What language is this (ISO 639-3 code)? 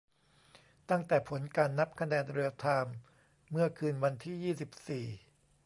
tha